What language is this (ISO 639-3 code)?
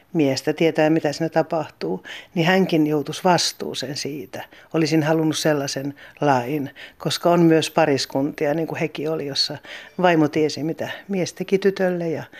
fin